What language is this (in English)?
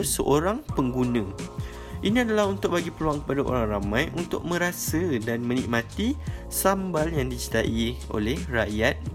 Malay